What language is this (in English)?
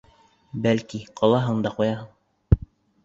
Bashkir